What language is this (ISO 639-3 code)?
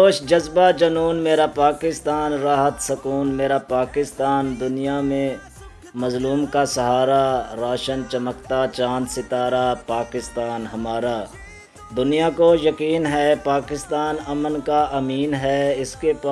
urd